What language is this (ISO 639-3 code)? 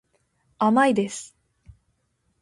jpn